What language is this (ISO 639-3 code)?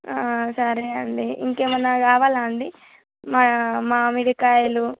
tel